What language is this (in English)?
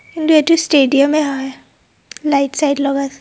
Assamese